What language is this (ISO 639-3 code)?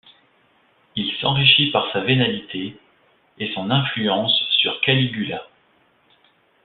fra